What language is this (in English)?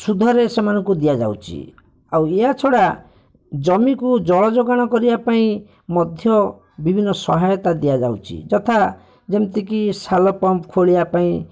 Odia